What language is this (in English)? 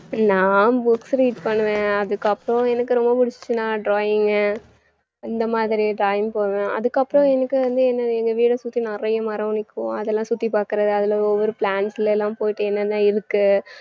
Tamil